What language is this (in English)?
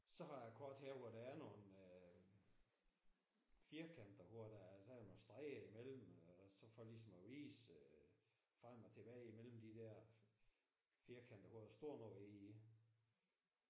Danish